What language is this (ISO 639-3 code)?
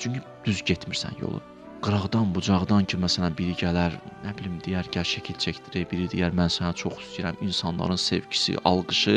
tur